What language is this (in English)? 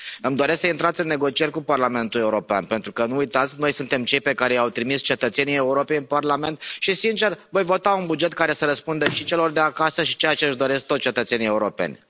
Romanian